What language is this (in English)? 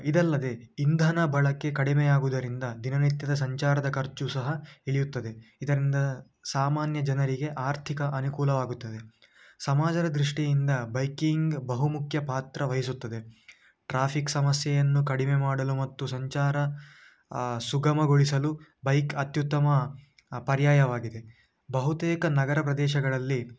Kannada